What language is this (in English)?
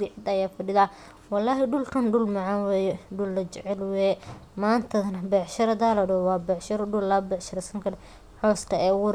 Somali